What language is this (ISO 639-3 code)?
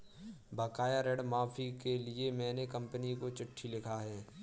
hin